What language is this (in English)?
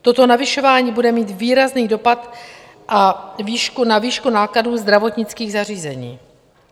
Czech